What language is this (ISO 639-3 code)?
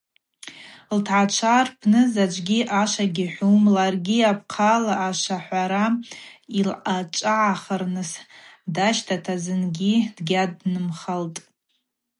abq